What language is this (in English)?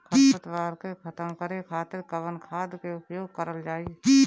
Bhojpuri